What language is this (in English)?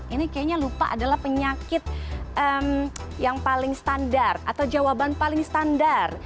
Indonesian